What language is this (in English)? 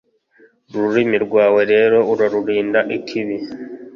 Kinyarwanda